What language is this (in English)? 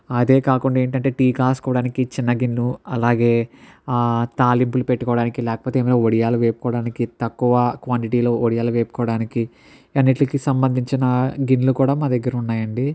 Telugu